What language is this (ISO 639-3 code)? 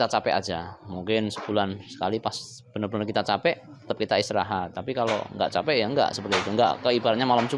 ind